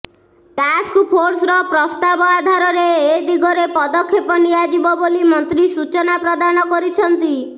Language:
Odia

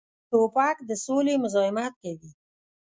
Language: Pashto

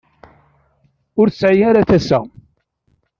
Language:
Kabyle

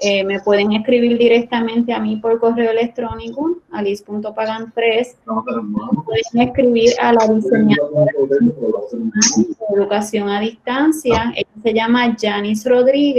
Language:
Spanish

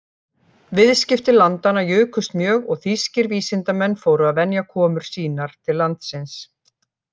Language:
Icelandic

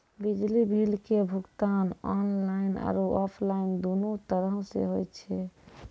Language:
Maithili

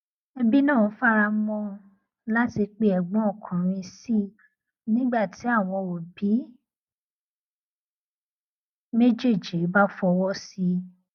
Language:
Yoruba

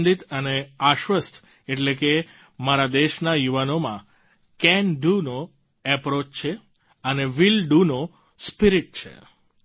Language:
Gujarati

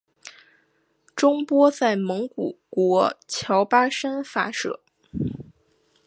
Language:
Chinese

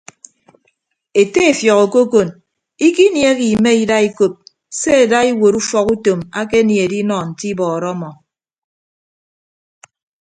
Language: Ibibio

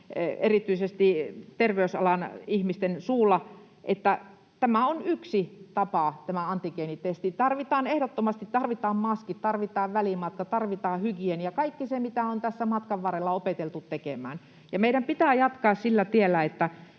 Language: Finnish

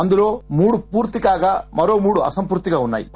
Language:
Telugu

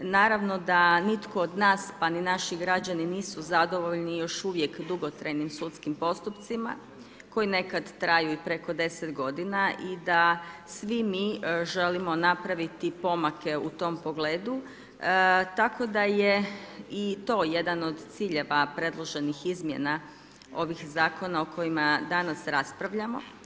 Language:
Croatian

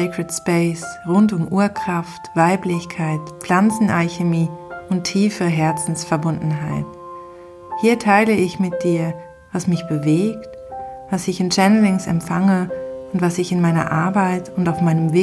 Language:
German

